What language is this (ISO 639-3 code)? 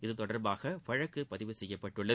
tam